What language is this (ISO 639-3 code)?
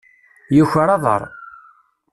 kab